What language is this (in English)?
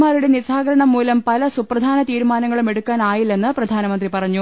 Malayalam